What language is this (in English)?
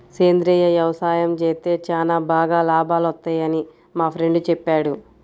Telugu